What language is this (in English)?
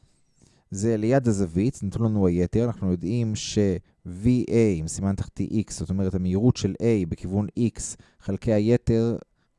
Hebrew